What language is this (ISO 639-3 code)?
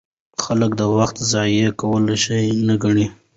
pus